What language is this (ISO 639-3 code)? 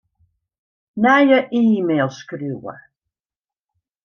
fry